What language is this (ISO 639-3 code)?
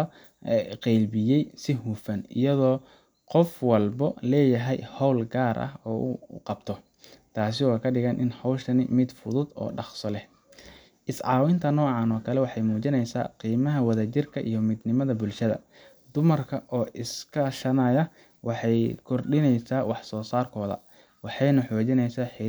som